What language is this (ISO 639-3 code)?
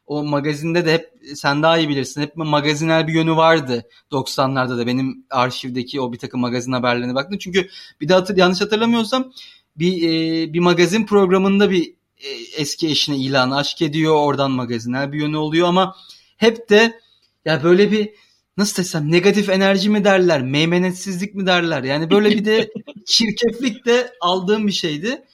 tur